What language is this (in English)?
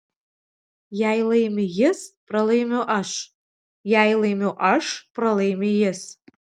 Lithuanian